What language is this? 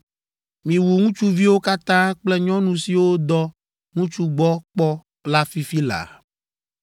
Ewe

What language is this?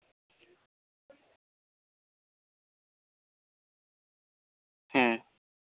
Santali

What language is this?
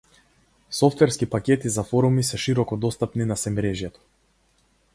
Macedonian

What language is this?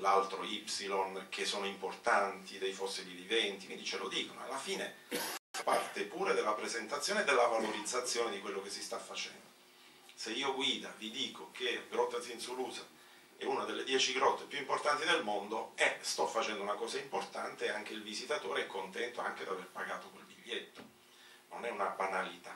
Italian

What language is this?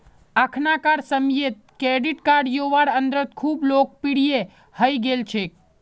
Magahi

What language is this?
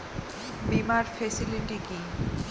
Bangla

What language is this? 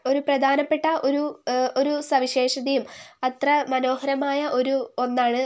Malayalam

